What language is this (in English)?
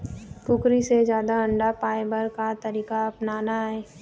Chhattisgarhi